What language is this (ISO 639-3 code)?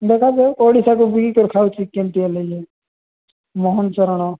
ori